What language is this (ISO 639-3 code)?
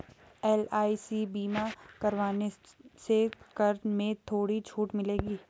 hin